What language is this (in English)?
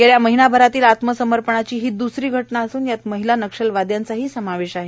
Marathi